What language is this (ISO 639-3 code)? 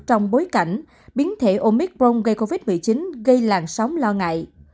vie